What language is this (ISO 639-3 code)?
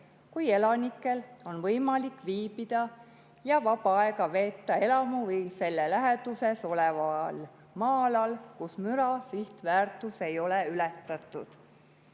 est